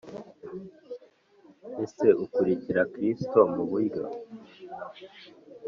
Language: Kinyarwanda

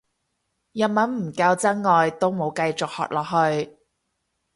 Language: Cantonese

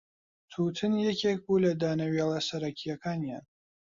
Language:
Central Kurdish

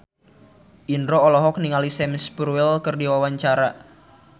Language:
Sundanese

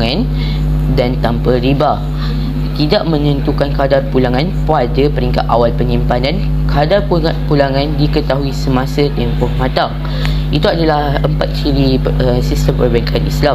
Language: Malay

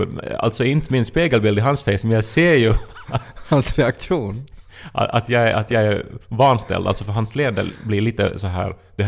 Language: Swedish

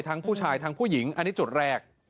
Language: Thai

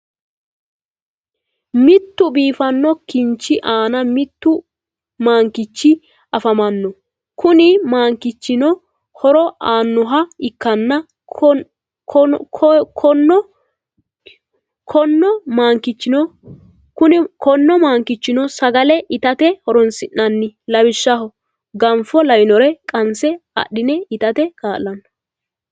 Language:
Sidamo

